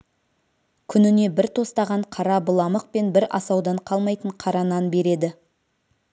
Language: Kazakh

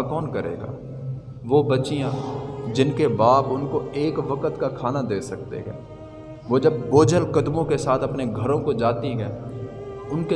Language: Urdu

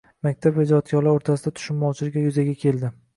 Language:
Uzbek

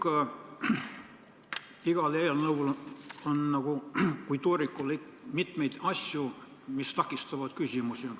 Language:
Estonian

